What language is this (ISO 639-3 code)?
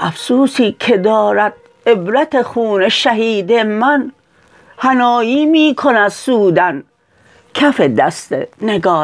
fas